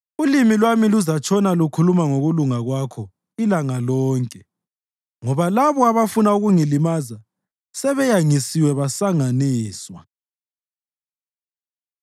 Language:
North Ndebele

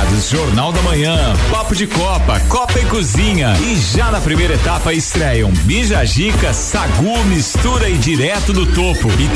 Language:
Portuguese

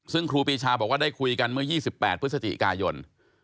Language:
Thai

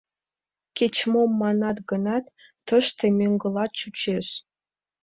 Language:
Mari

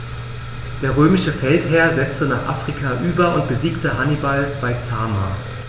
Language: German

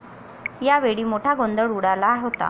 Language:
Marathi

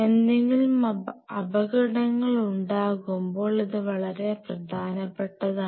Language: Malayalam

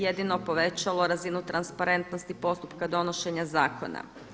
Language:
Croatian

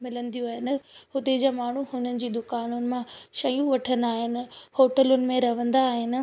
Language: Sindhi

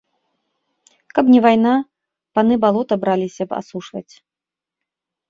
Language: Belarusian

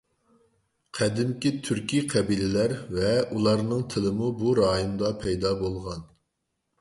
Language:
Uyghur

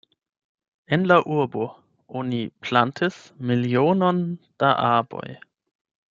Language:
Esperanto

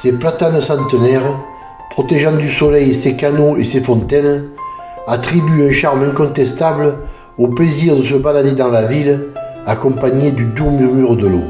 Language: French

